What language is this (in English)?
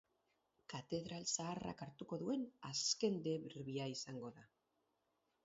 Basque